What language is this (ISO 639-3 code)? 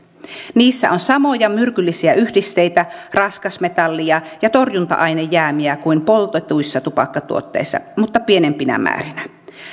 fin